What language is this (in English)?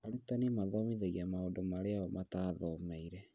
Kikuyu